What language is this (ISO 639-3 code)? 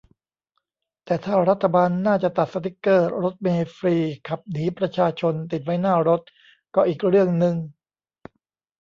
tha